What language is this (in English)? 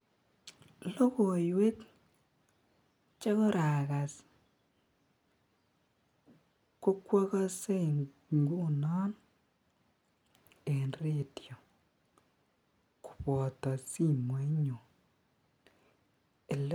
Kalenjin